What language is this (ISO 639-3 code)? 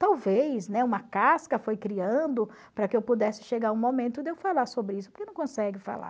por